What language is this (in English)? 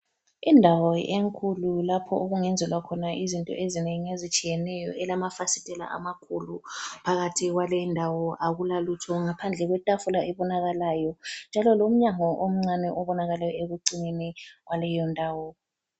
North Ndebele